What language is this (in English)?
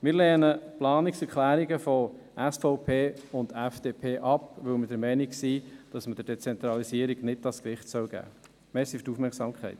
Swiss German